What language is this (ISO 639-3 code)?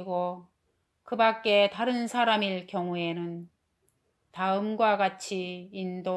kor